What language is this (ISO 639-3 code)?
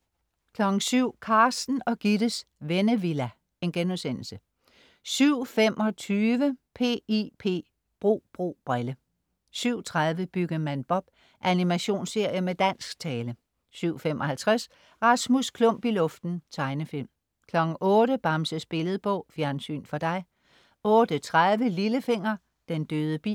dan